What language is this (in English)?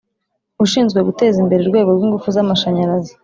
Kinyarwanda